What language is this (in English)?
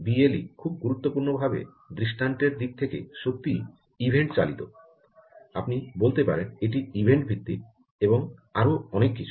Bangla